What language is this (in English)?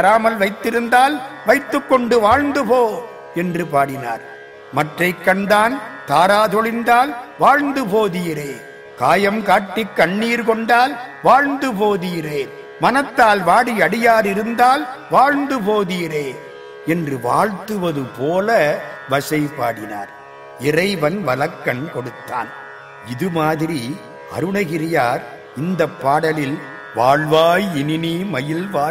Tamil